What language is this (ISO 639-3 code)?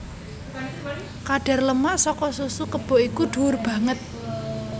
jav